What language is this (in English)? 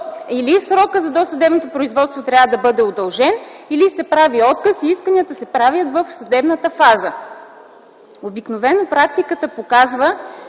Bulgarian